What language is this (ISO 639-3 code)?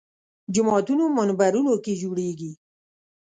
pus